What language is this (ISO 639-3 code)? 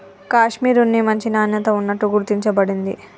tel